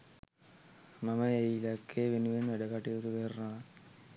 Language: Sinhala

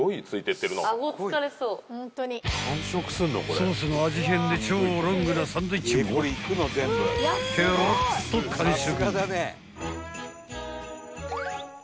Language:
Japanese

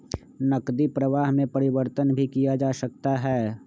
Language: Magahi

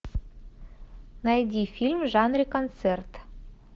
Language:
Russian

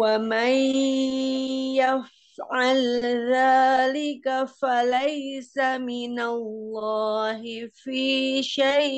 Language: Indonesian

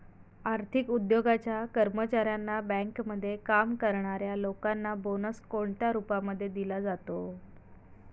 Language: Marathi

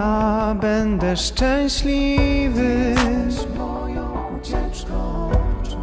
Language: Polish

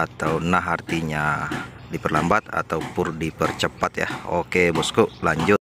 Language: Indonesian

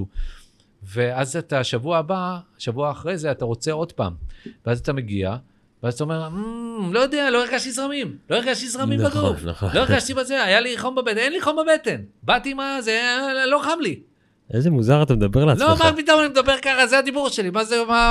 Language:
Hebrew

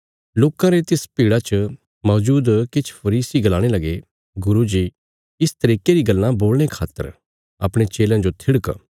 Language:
Bilaspuri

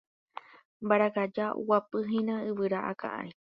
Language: Guarani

